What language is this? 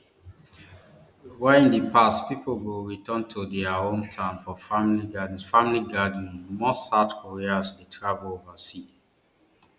Nigerian Pidgin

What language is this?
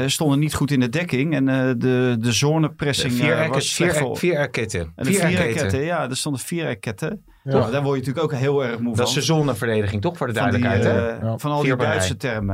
Dutch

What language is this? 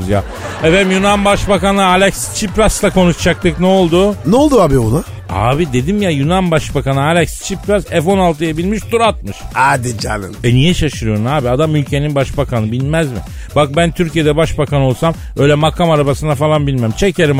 Turkish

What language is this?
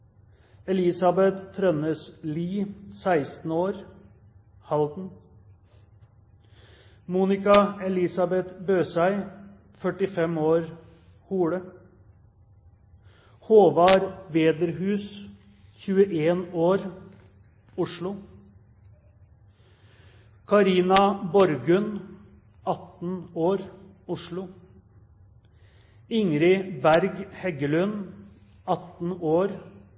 Norwegian Bokmål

